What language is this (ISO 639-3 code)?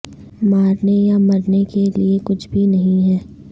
urd